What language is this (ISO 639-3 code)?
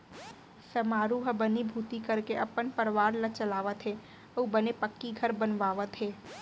hne